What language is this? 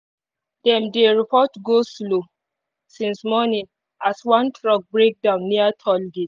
Nigerian Pidgin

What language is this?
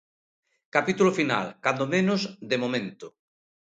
Galician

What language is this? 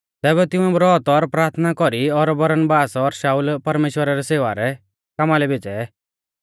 Mahasu Pahari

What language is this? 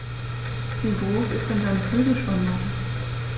German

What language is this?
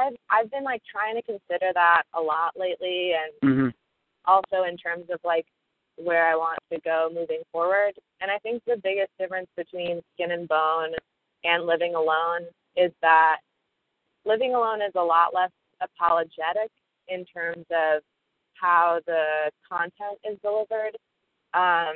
English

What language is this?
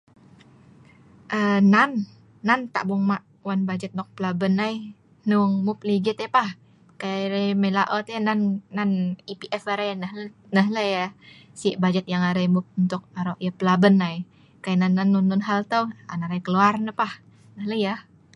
Sa'ban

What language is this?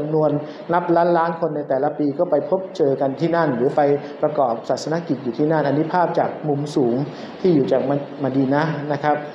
Thai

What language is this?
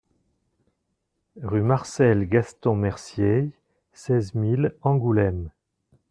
French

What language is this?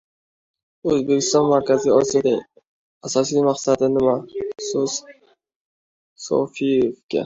Uzbek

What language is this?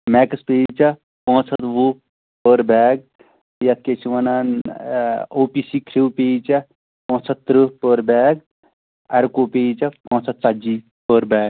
Kashmiri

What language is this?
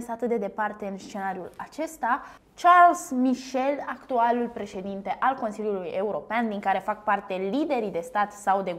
Romanian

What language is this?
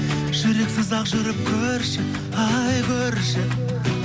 Kazakh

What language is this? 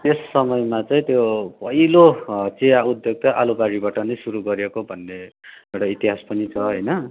Nepali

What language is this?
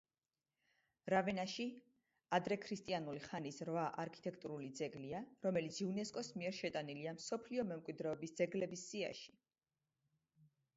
Georgian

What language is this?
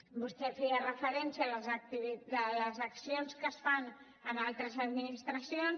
Catalan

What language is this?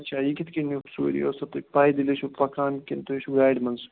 Kashmiri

